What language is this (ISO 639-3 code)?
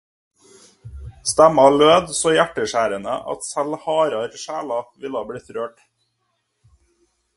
nob